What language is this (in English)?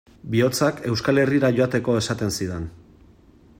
Basque